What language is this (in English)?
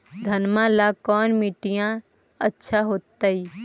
Magahi